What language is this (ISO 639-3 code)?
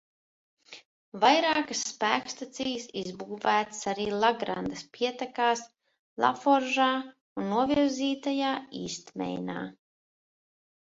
lav